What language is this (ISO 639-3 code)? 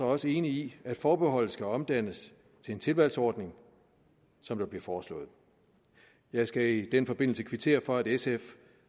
dan